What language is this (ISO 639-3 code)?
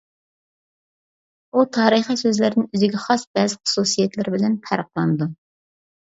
uig